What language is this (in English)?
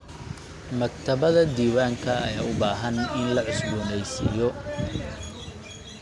Somali